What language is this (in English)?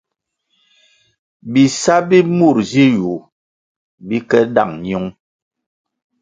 Kwasio